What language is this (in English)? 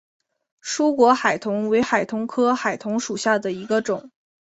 Chinese